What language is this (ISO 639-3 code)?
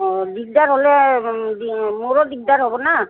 asm